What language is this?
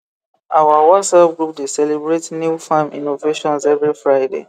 Nigerian Pidgin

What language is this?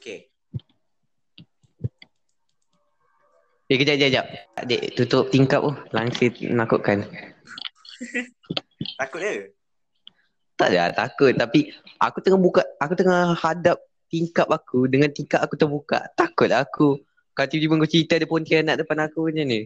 Malay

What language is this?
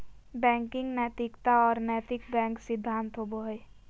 Magahi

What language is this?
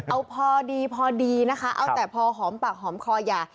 Thai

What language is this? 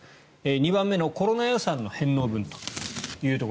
Japanese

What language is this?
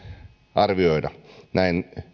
Finnish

